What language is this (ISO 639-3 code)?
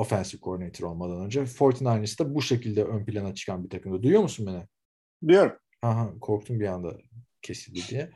tur